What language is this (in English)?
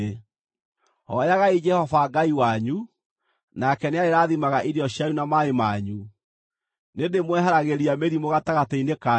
Kikuyu